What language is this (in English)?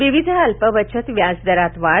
Marathi